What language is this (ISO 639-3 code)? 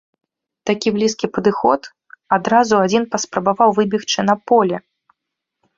bel